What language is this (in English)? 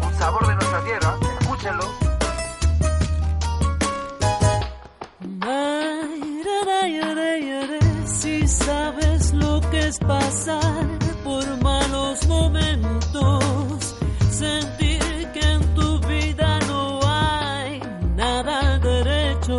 Spanish